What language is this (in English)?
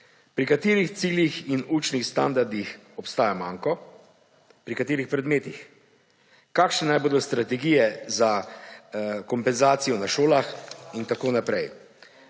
Slovenian